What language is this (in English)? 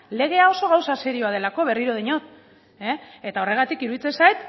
Basque